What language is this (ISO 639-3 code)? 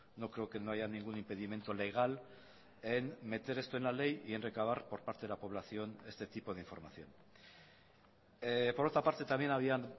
spa